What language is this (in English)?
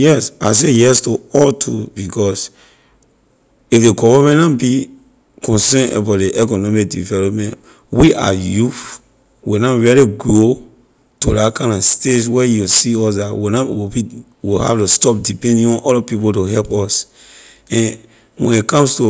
Liberian English